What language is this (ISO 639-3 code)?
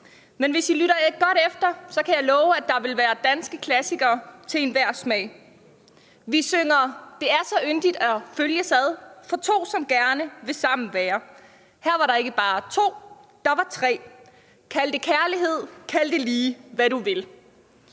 dan